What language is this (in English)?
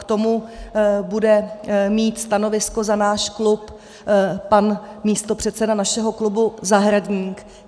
Czech